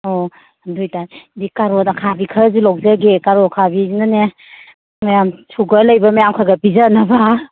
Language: Manipuri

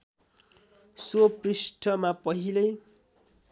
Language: Nepali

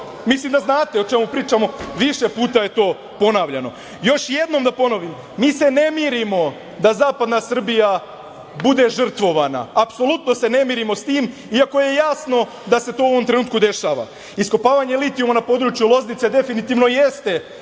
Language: Serbian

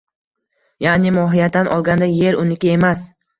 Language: Uzbek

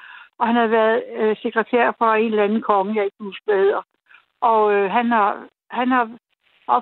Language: Danish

